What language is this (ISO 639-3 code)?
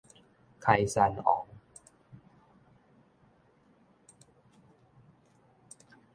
nan